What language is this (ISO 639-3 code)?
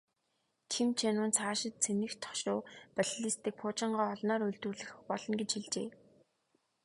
mon